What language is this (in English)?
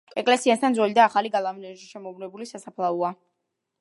Georgian